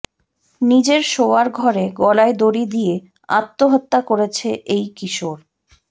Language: Bangla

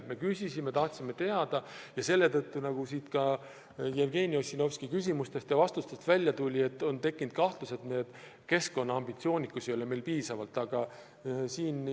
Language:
Estonian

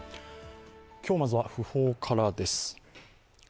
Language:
Japanese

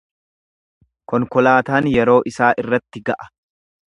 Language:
Oromo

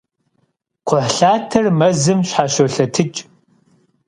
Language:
Kabardian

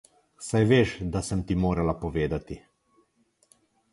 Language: Slovenian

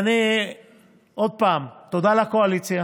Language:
Hebrew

